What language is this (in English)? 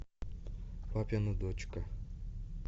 Russian